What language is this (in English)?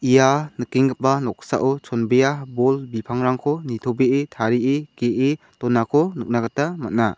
Garo